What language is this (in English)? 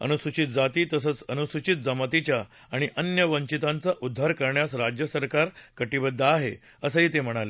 Marathi